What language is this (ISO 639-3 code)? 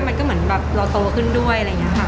tha